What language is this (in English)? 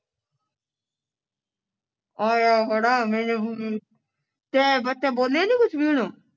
Punjabi